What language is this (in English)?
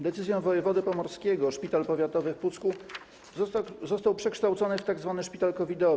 Polish